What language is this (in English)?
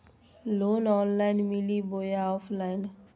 Magahi